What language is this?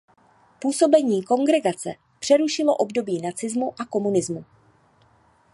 Czech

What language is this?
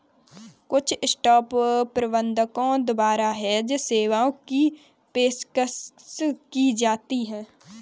Hindi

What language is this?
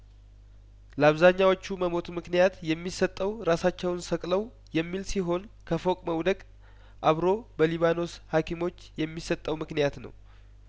Amharic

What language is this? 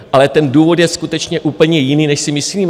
Czech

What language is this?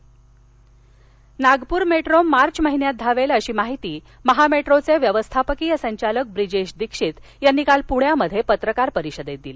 Marathi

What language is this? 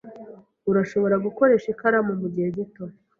Kinyarwanda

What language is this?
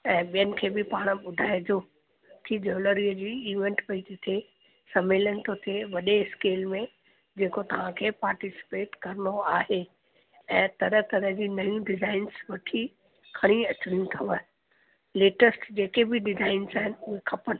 Sindhi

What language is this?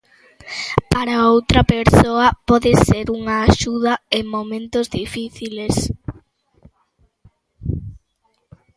Galician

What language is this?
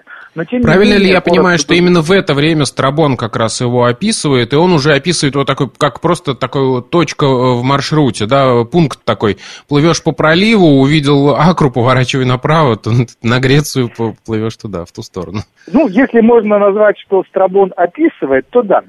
Russian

